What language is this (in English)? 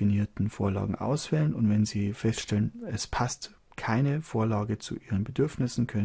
German